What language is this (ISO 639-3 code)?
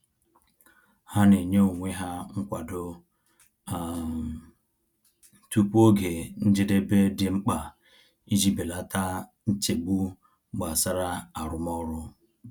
ibo